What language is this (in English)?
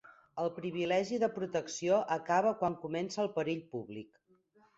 Catalan